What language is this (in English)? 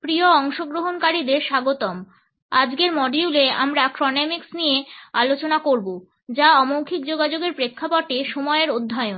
Bangla